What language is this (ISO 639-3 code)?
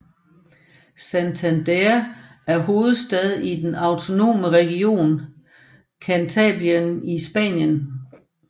dan